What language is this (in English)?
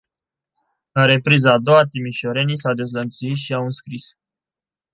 Romanian